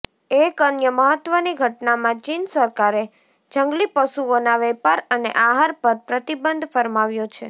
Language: Gujarati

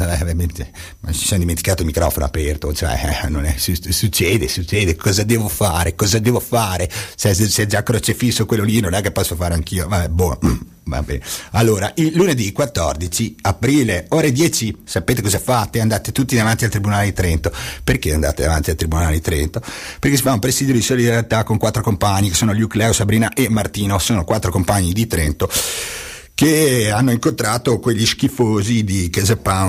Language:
Italian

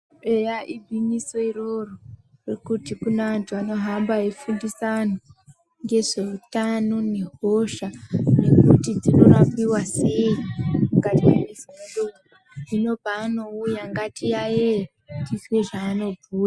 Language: Ndau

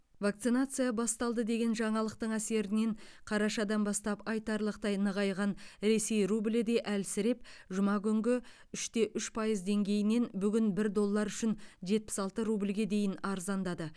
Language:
Kazakh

